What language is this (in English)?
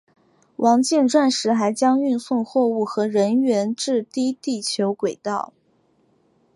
Chinese